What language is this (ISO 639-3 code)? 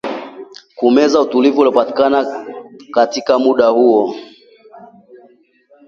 swa